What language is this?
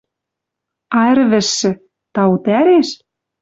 Western Mari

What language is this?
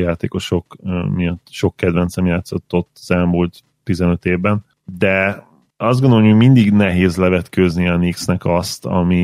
Hungarian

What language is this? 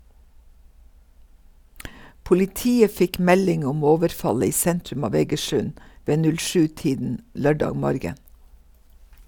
Norwegian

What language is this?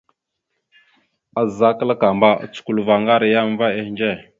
Mada (Cameroon)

